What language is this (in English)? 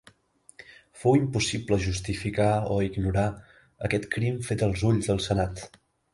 Catalan